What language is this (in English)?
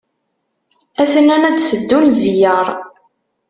Kabyle